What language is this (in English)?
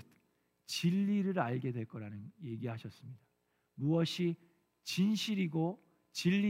Korean